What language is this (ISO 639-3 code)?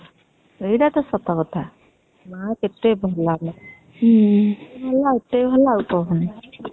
ori